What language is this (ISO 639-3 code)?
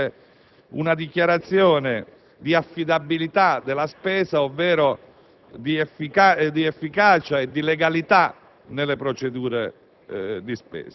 ita